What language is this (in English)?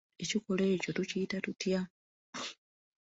Ganda